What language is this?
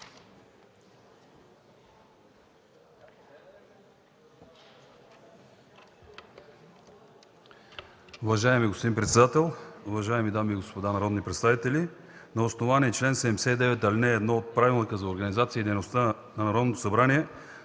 Bulgarian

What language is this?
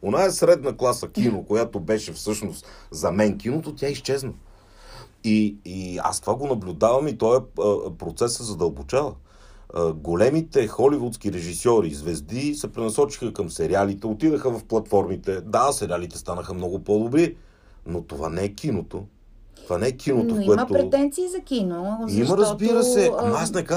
Bulgarian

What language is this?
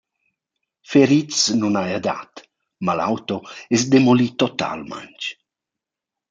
Romansh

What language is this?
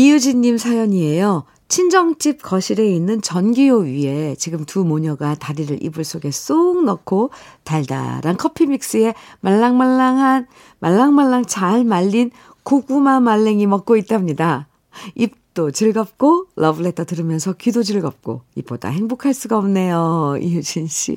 Korean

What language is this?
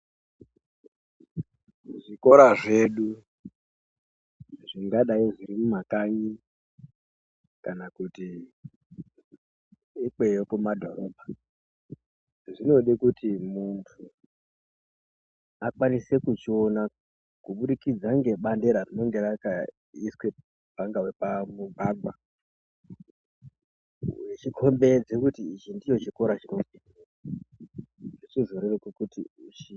Ndau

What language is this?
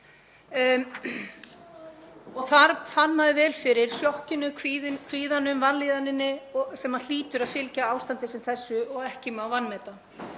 Icelandic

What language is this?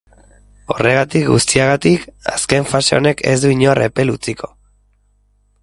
Basque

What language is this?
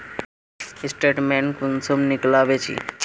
Magahi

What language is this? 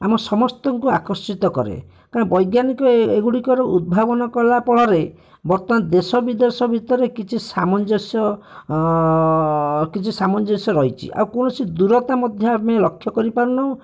Odia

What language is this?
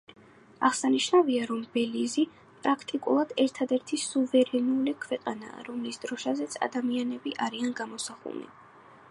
Georgian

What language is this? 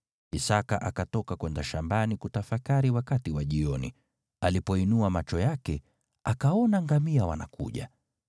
Swahili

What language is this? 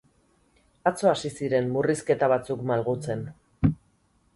Basque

